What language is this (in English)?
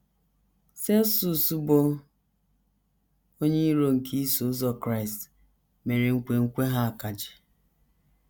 Igbo